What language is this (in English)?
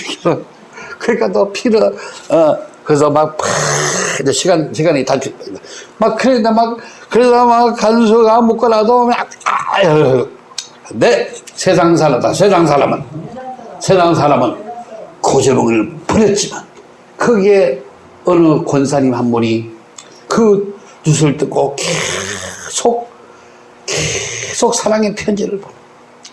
Korean